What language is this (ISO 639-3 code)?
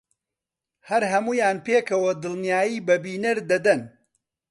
ckb